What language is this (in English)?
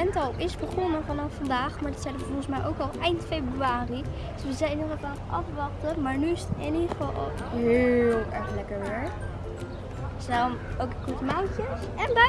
Dutch